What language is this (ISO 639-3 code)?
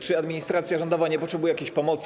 pol